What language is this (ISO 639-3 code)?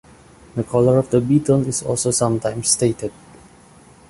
eng